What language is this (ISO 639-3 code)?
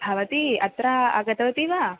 san